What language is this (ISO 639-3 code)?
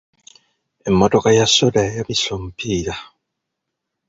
lug